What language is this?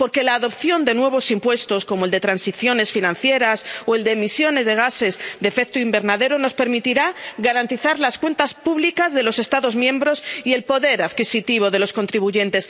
Spanish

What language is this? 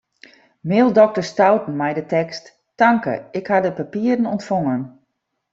Western Frisian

